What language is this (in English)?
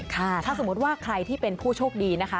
Thai